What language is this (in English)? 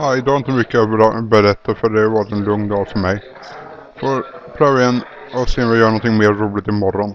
Swedish